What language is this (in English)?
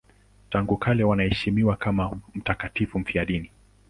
Swahili